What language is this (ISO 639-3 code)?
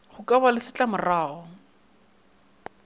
nso